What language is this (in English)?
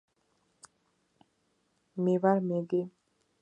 Georgian